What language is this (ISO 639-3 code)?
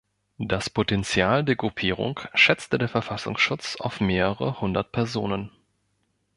deu